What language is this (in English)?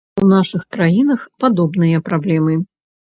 Belarusian